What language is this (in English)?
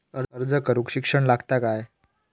Marathi